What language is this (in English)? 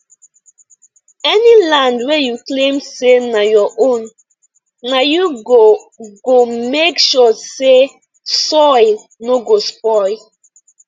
Nigerian Pidgin